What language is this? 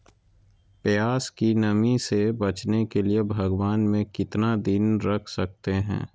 Magahi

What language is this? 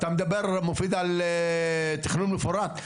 Hebrew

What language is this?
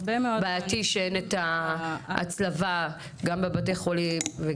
Hebrew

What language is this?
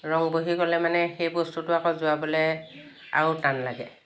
Assamese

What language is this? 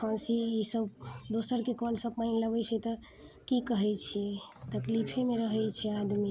Maithili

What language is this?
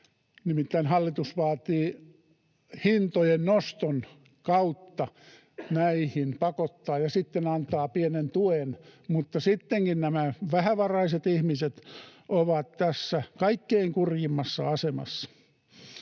Finnish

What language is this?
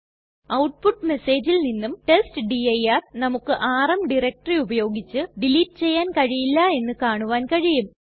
Malayalam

